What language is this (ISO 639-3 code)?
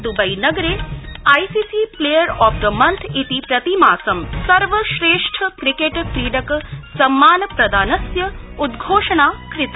san